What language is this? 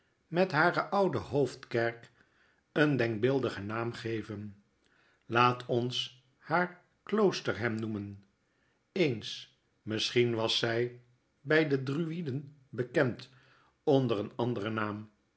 Dutch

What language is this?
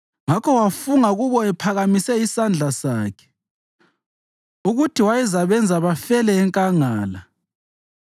North Ndebele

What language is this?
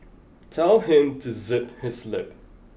English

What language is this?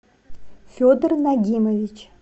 Russian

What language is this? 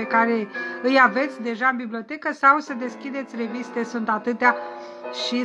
Romanian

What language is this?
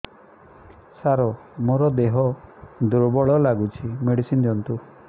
Odia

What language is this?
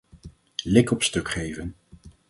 Dutch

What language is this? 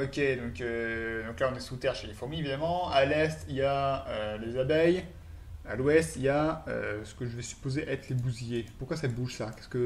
French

